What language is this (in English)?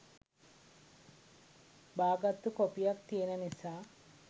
Sinhala